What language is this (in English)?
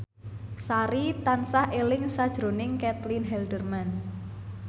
Javanese